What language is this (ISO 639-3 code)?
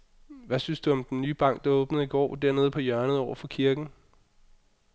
dan